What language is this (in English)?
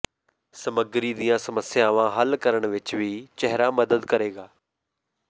Punjabi